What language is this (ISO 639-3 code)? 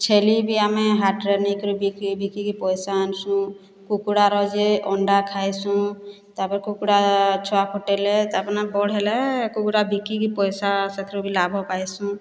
ori